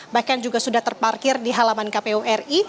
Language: Indonesian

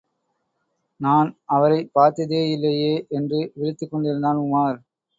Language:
Tamil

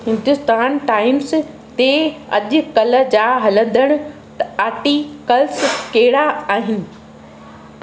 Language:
Sindhi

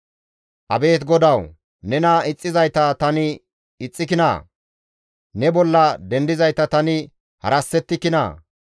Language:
Gamo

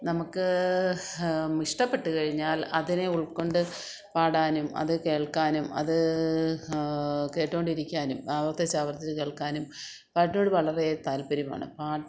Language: Malayalam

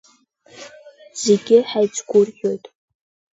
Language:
Abkhazian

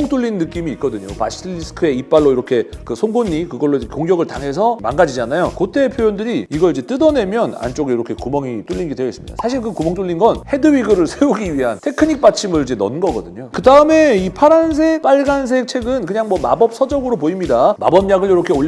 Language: Korean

